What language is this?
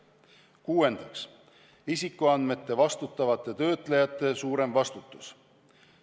Estonian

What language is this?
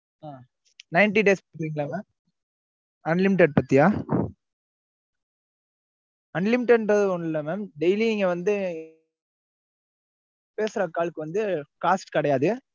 Tamil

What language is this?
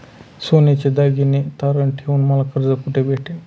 Marathi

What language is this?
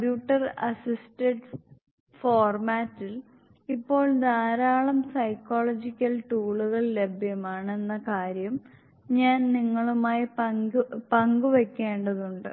Malayalam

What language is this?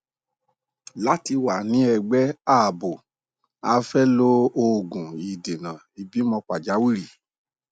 Yoruba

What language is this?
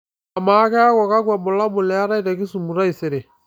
Masai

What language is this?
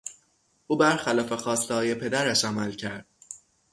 Persian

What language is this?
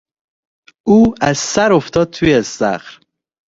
Persian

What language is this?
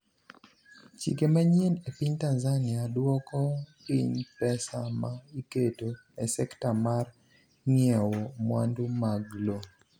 Luo (Kenya and Tanzania)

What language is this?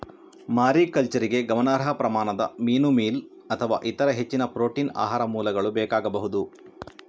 Kannada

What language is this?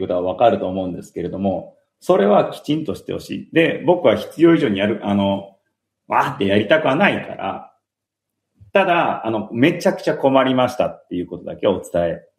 Japanese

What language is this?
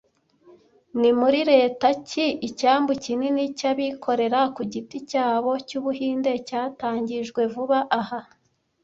Kinyarwanda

